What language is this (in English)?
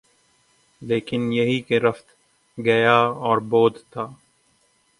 Urdu